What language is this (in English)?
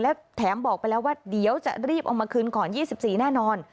Thai